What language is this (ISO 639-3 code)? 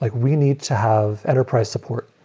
eng